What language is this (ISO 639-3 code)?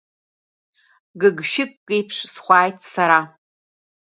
abk